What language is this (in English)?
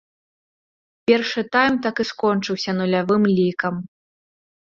Belarusian